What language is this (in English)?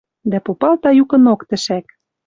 Western Mari